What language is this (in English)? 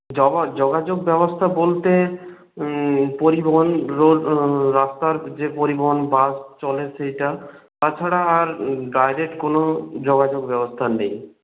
Bangla